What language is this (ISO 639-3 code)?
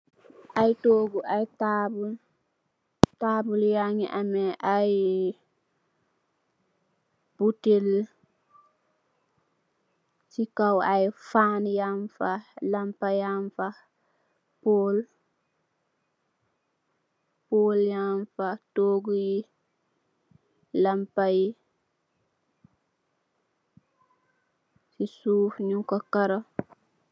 wol